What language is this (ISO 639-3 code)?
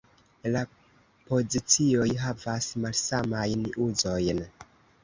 epo